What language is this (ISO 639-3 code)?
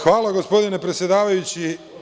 srp